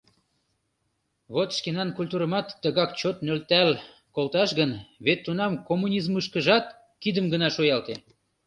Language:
Mari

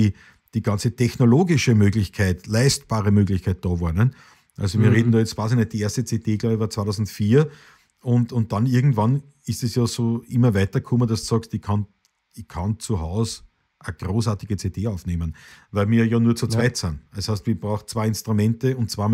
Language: German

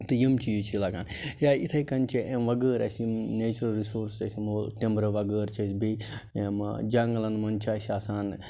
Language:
Kashmiri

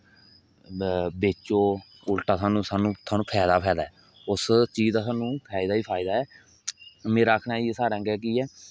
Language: Dogri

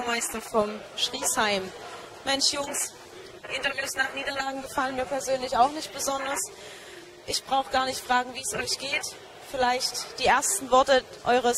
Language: German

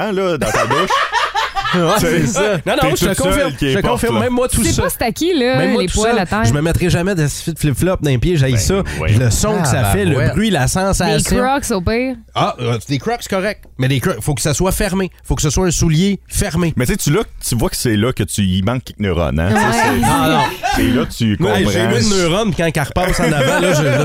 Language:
French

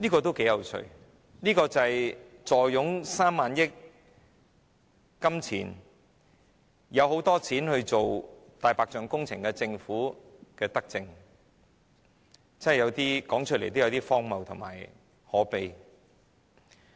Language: Cantonese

